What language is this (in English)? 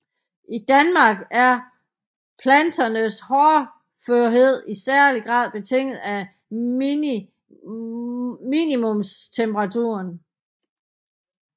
Danish